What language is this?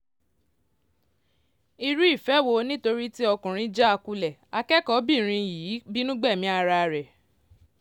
Yoruba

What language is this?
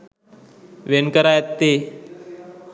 Sinhala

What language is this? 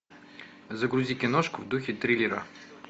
Russian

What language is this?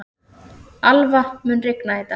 Icelandic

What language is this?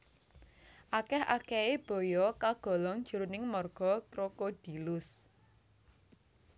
Javanese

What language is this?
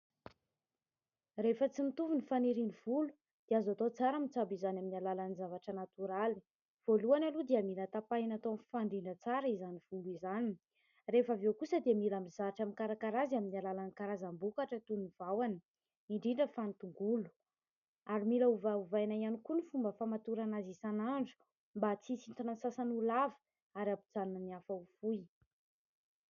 Malagasy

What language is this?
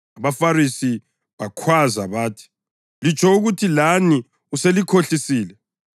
North Ndebele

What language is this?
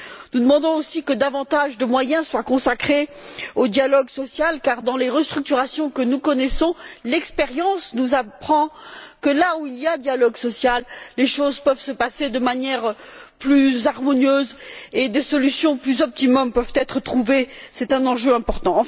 French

